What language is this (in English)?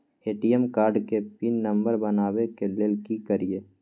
Maithili